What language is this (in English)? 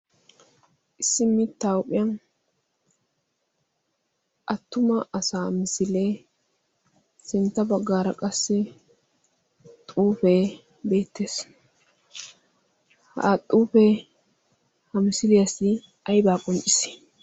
Wolaytta